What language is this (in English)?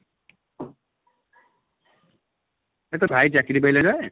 Odia